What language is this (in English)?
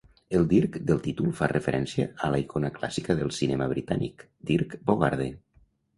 Catalan